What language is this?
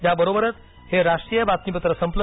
Marathi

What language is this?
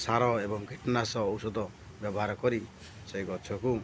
Odia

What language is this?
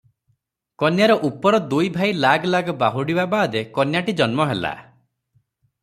Odia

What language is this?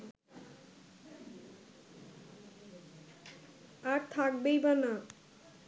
Bangla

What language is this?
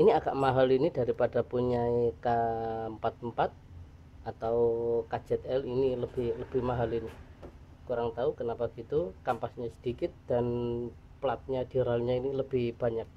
Indonesian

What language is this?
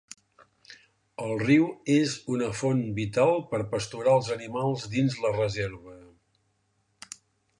Catalan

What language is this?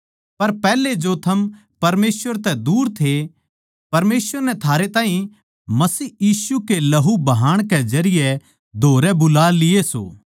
Haryanvi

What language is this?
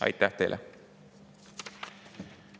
Estonian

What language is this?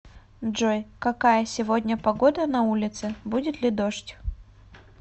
Russian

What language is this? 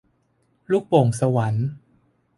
Thai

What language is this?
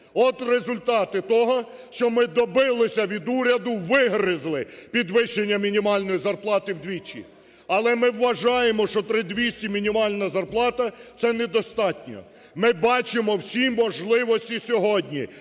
Ukrainian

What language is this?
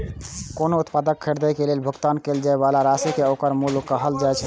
Maithili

